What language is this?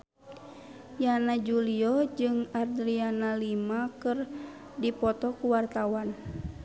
Sundanese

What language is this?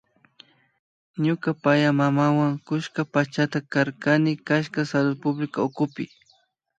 Imbabura Highland Quichua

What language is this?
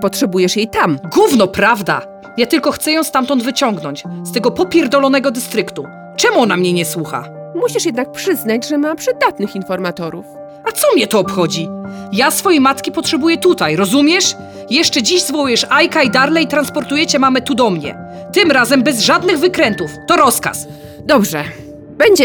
Polish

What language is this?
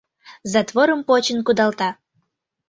Mari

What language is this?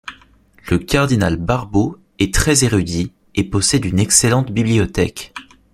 French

